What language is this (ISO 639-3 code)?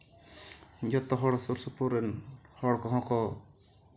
sat